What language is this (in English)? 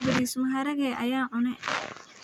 Somali